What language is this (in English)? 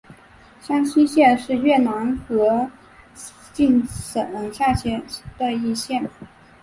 Chinese